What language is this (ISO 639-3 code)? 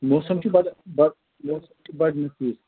kas